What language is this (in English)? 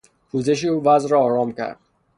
Persian